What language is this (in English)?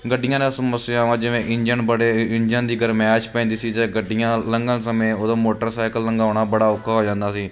Punjabi